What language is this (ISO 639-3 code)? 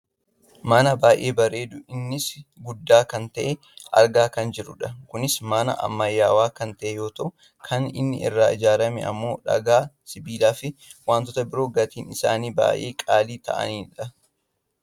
orm